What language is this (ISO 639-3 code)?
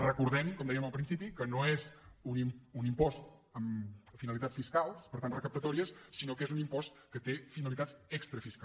cat